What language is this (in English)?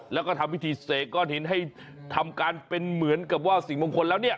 Thai